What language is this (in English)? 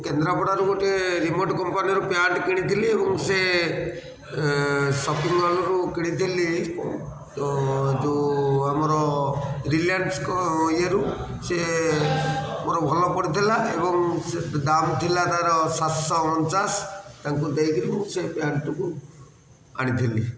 Odia